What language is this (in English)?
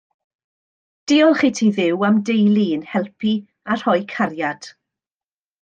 Welsh